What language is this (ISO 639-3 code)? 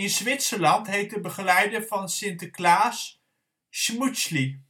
nld